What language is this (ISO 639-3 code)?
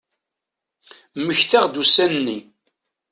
kab